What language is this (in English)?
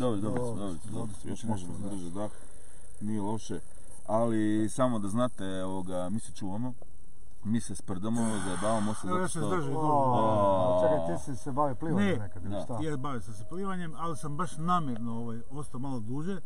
Croatian